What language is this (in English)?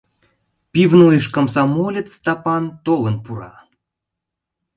Mari